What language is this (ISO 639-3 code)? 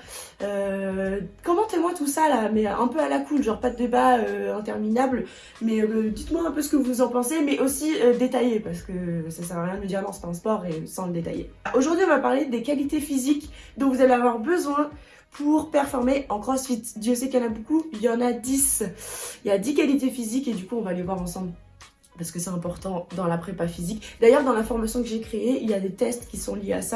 fra